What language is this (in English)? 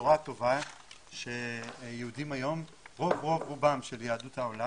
Hebrew